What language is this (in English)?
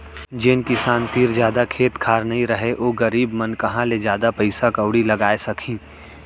Chhattisgarhi